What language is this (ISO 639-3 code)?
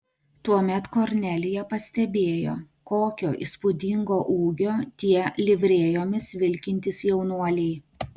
lit